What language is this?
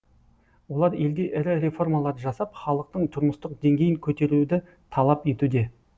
Kazakh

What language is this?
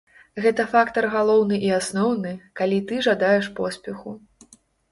Belarusian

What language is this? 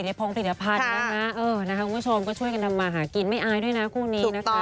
Thai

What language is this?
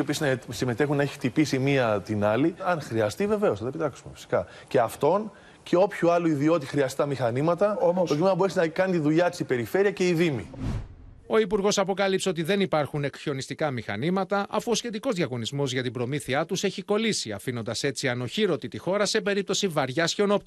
Greek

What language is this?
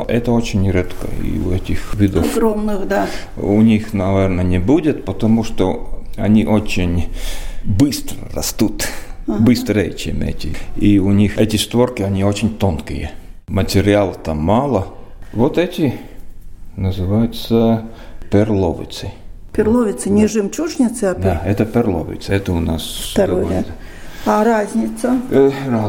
Russian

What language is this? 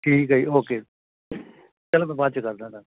Punjabi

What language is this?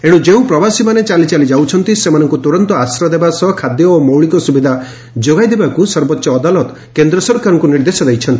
Odia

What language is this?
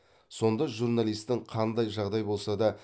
Kazakh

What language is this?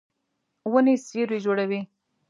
Pashto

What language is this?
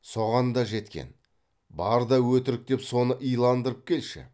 Kazakh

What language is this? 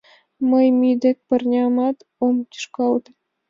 Mari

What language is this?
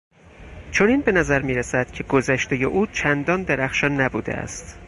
Persian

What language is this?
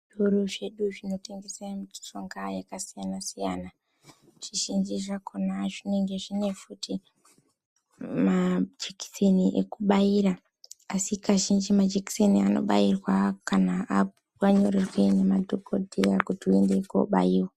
Ndau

